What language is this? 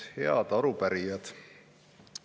Estonian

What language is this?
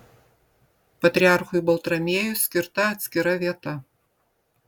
Lithuanian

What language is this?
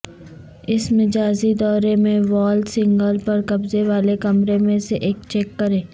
Urdu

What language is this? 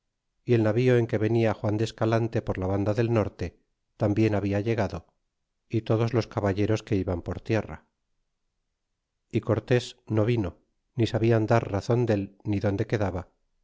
Spanish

